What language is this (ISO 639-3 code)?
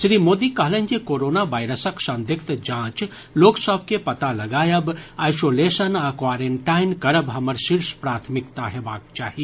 mai